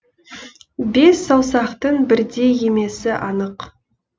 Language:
Kazakh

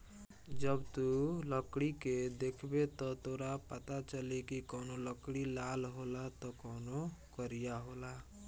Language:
Bhojpuri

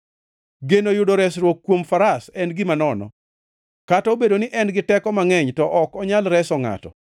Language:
Luo (Kenya and Tanzania)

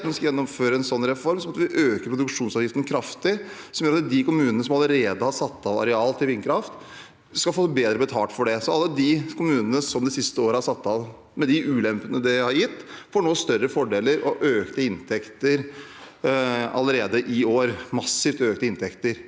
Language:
Norwegian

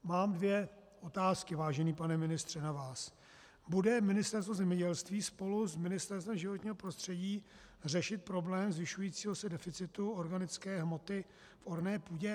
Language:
Czech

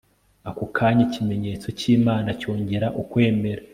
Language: Kinyarwanda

